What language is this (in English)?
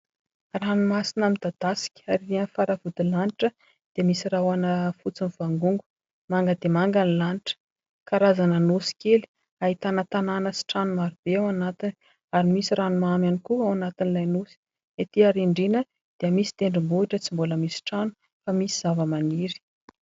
Malagasy